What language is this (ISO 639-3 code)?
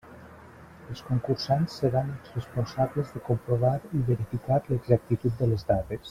cat